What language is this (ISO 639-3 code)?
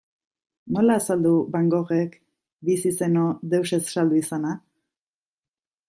eus